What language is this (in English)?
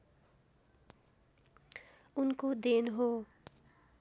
Nepali